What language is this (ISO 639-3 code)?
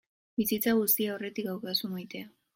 eus